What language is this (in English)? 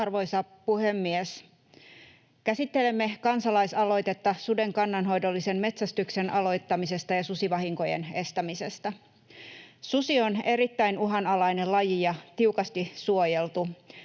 Finnish